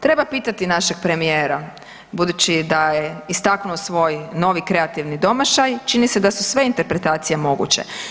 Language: Croatian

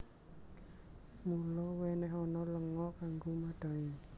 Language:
Javanese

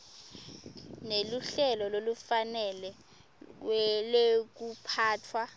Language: Swati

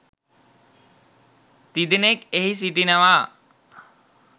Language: Sinhala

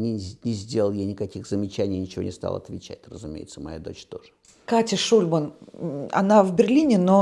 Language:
Russian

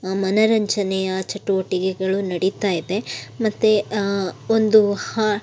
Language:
Kannada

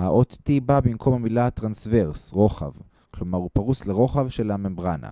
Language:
Hebrew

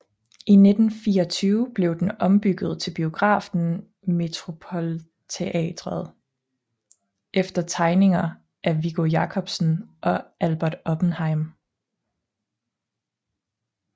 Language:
Danish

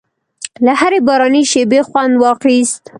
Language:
Pashto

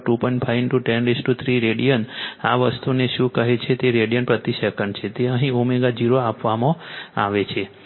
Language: Gujarati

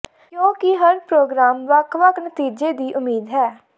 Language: Punjabi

